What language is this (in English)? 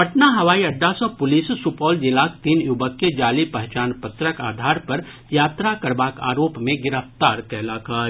Maithili